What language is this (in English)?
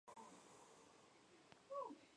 Spanish